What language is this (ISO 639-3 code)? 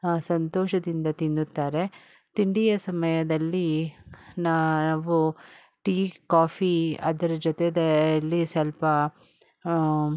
kan